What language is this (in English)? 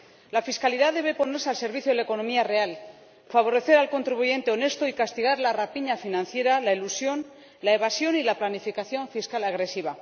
Spanish